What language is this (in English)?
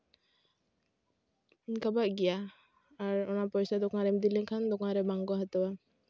Santali